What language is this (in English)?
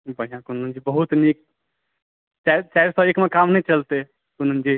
Maithili